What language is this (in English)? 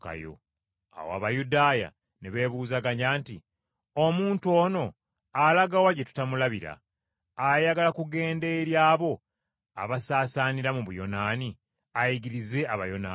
Ganda